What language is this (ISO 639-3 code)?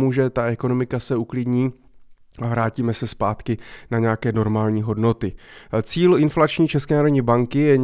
ces